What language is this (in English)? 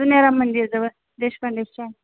Marathi